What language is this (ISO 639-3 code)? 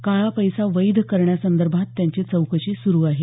mar